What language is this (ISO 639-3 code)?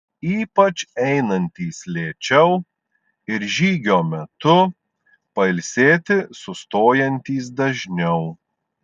lit